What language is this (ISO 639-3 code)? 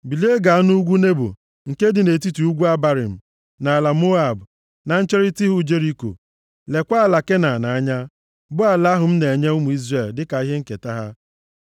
ibo